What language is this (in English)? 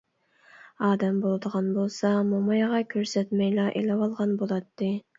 Uyghur